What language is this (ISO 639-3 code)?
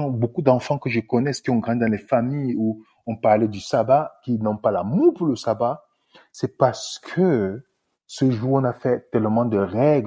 fra